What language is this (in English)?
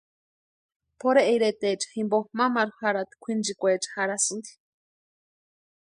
Western Highland Purepecha